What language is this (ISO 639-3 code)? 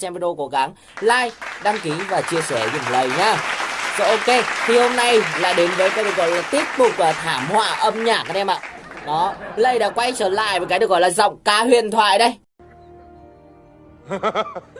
vie